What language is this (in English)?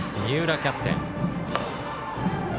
Japanese